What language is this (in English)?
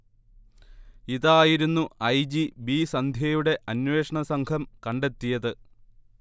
Malayalam